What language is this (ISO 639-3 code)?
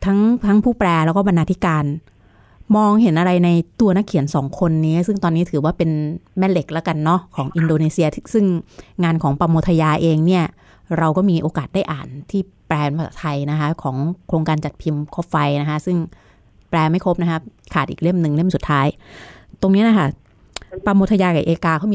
tha